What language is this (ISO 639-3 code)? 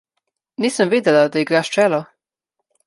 slv